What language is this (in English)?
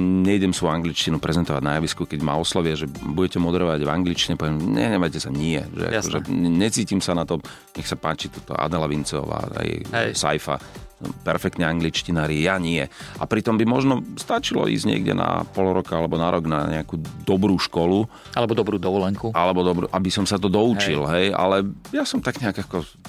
Slovak